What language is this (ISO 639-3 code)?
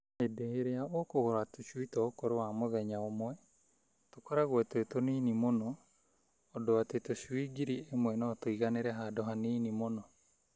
kik